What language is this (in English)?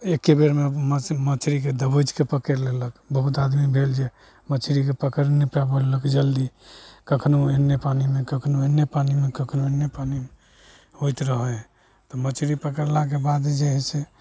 Maithili